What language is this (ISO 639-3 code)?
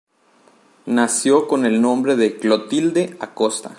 spa